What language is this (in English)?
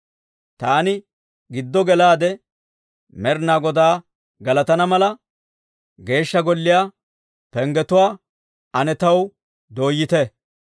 Dawro